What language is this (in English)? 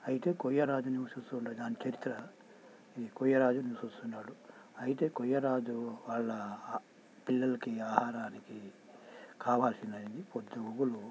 Telugu